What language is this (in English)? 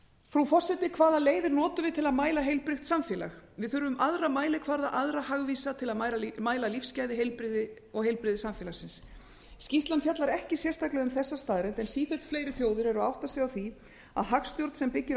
Icelandic